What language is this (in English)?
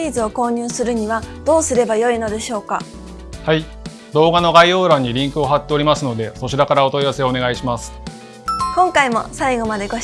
Japanese